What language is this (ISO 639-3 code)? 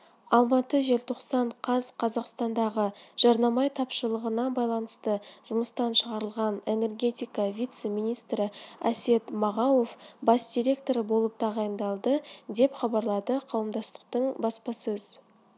kaz